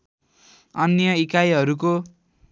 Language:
Nepali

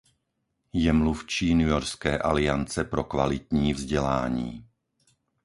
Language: Czech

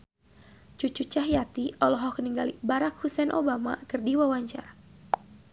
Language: Sundanese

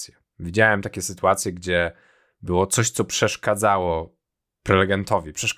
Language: Polish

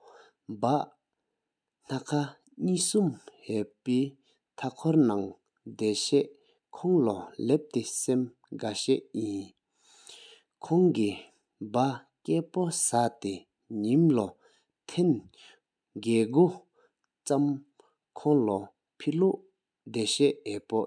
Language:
Sikkimese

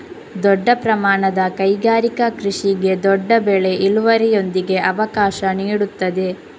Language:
Kannada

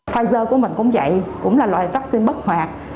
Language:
Vietnamese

